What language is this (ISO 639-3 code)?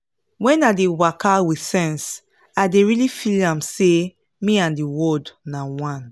pcm